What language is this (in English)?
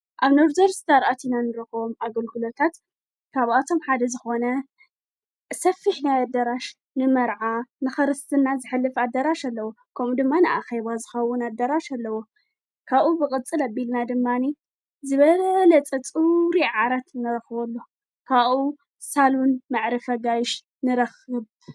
Tigrinya